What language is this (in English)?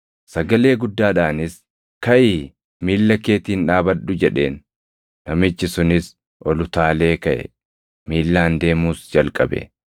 Oromo